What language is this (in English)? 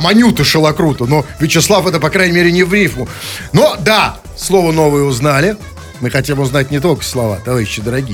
Russian